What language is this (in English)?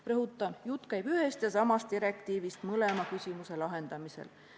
Estonian